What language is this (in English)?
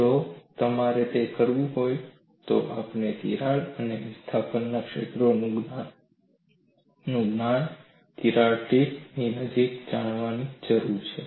Gujarati